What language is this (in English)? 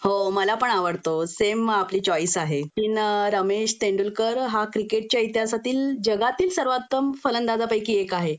Marathi